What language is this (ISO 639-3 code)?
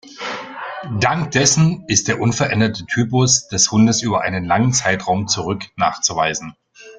deu